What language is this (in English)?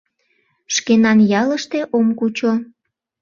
Mari